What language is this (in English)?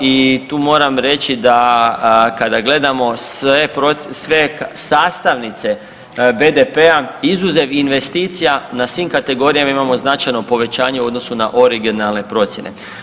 Croatian